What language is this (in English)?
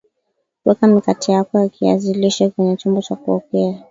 Swahili